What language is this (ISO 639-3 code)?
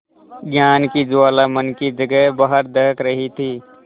hin